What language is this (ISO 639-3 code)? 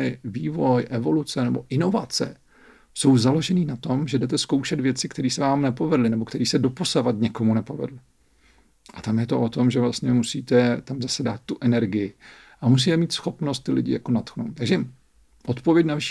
ces